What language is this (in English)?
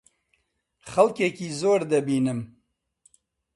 Central Kurdish